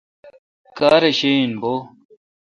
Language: Kalkoti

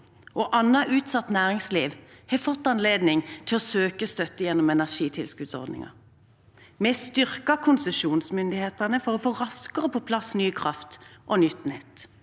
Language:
Norwegian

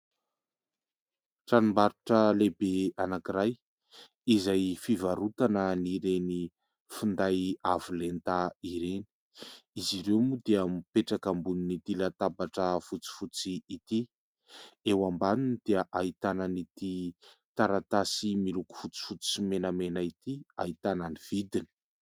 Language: Malagasy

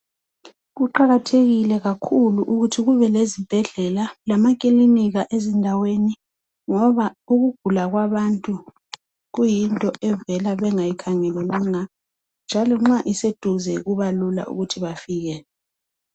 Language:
North Ndebele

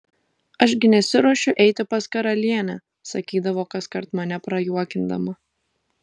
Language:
Lithuanian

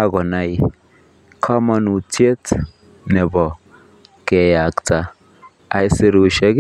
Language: Kalenjin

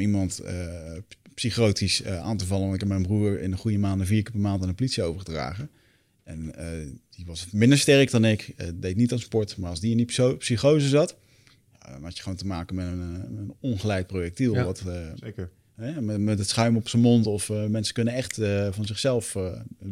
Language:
Dutch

